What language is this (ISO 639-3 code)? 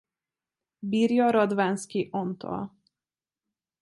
hun